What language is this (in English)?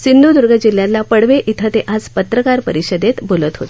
Marathi